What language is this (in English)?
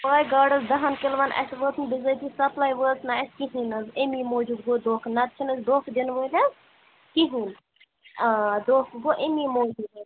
Kashmiri